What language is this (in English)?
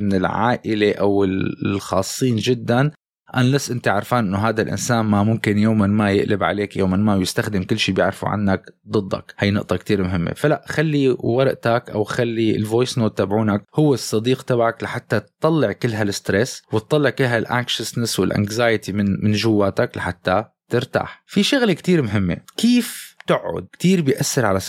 Arabic